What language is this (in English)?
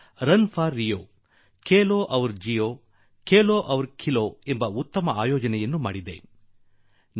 Kannada